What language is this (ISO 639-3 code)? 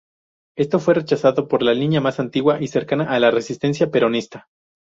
spa